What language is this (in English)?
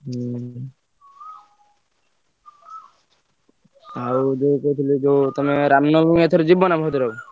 Odia